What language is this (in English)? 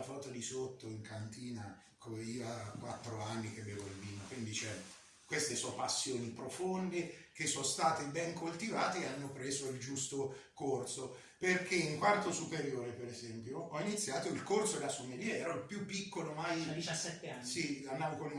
Italian